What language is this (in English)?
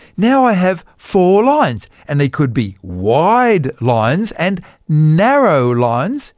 English